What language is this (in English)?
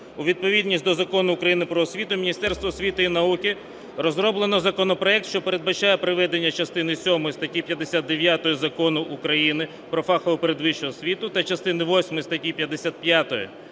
Ukrainian